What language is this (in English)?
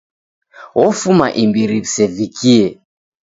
Taita